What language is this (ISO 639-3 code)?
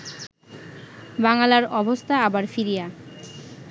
ben